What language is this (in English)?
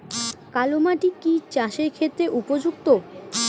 Bangla